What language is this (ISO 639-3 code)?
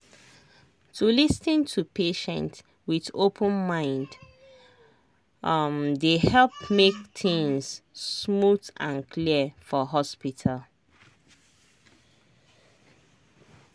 pcm